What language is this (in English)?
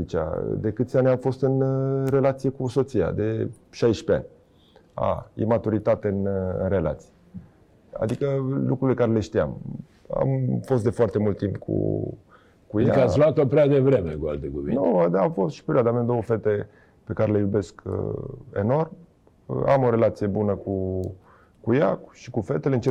Romanian